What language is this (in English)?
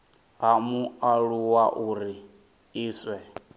Venda